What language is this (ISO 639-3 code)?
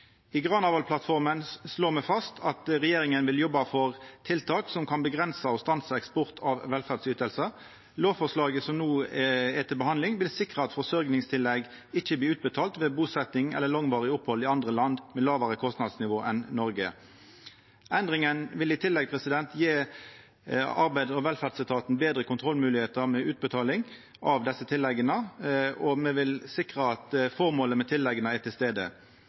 nno